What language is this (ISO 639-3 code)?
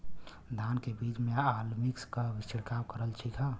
bho